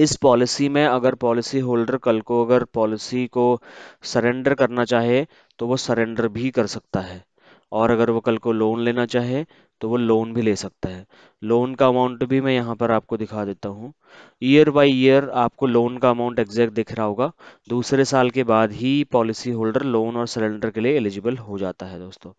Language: Hindi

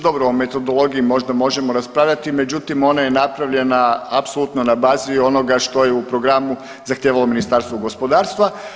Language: Croatian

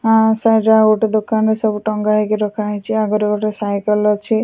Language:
Odia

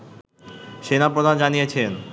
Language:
Bangla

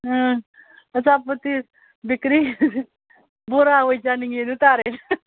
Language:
Manipuri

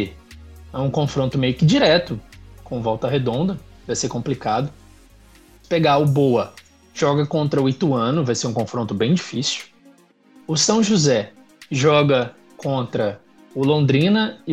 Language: Portuguese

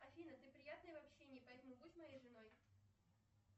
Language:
Russian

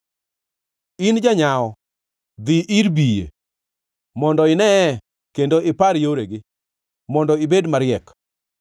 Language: Luo (Kenya and Tanzania)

